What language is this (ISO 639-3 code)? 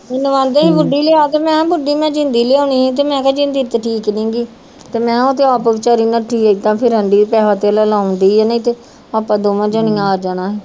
pan